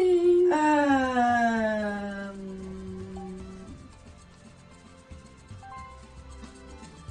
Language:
German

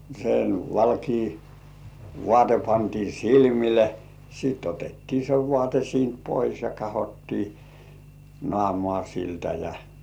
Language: Finnish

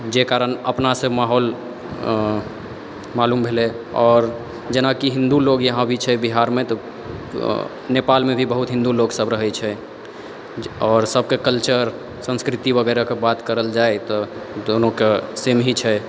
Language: Maithili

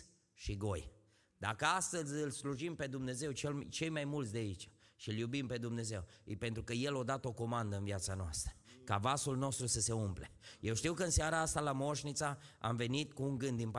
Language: Romanian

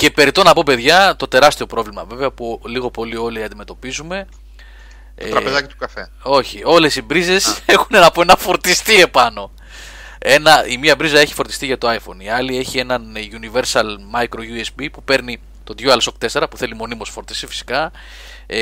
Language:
Greek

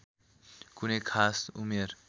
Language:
Nepali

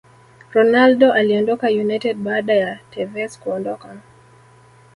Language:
Swahili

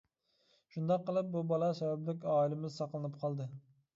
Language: Uyghur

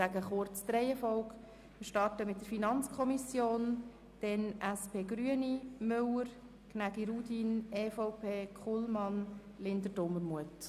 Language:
Swiss German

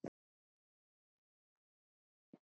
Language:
Icelandic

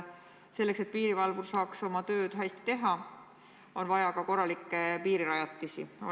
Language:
Estonian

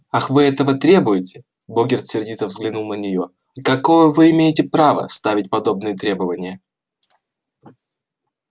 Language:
Russian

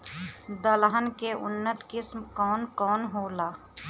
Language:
Bhojpuri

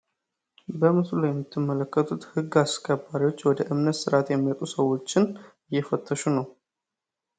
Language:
Amharic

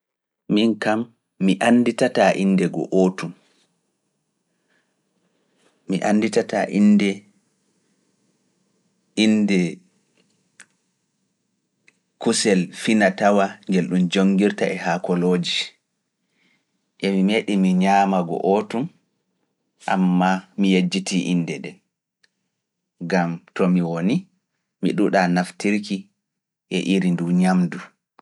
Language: Fula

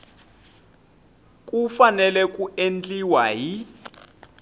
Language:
Tsonga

